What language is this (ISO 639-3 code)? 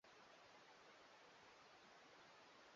swa